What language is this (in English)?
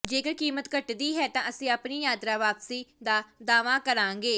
Punjabi